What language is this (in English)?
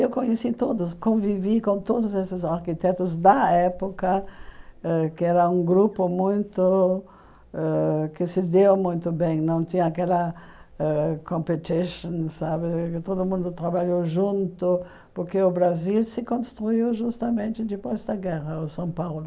Portuguese